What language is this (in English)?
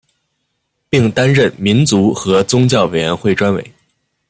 Chinese